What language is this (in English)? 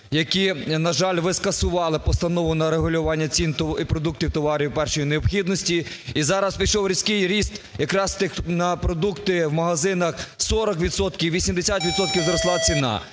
Ukrainian